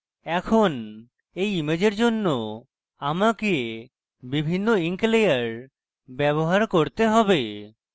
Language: Bangla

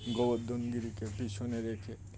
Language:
Bangla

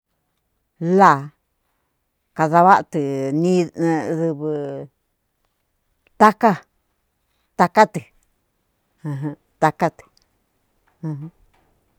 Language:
Cuyamecalco Mixtec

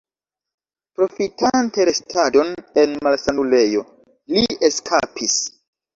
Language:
Esperanto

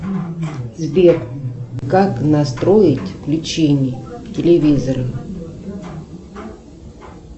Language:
Russian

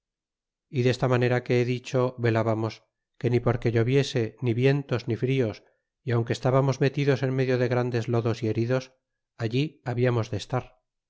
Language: Spanish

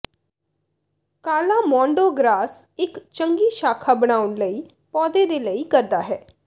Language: Punjabi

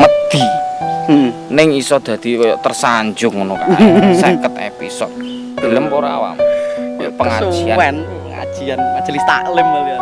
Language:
Indonesian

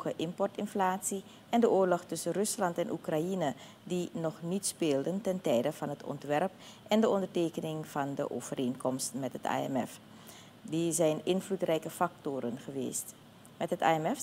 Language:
Dutch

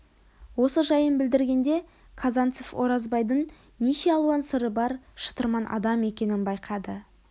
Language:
Kazakh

